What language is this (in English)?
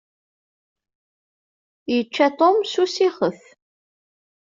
Kabyle